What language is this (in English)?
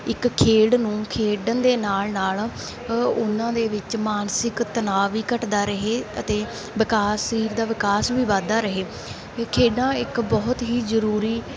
Punjabi